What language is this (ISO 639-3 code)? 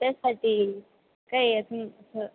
mar